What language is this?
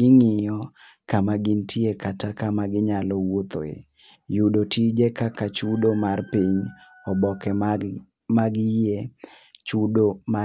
Luo (Kenya and Tanzania)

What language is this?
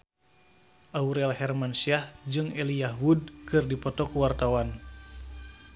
Sundanese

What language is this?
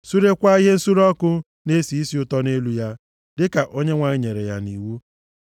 Igbo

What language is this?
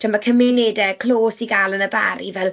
Welsh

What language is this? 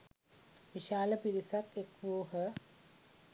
Sinhala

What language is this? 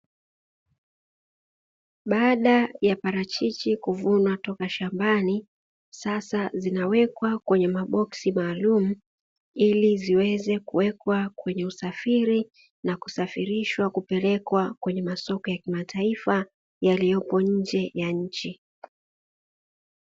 Swahili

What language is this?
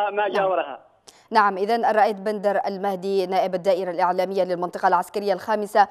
Arabic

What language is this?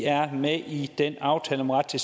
Danish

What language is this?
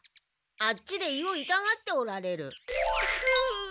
Japanese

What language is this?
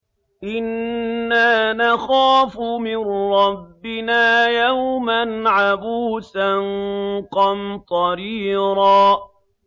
Arabic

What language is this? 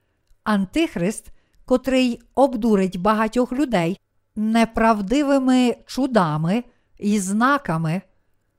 Ukrainian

